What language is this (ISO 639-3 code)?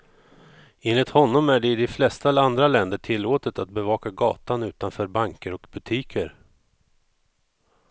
swe